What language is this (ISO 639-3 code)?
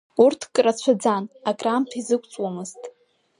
abk